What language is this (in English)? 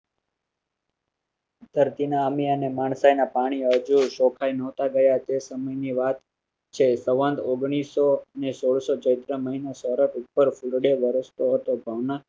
Gujarati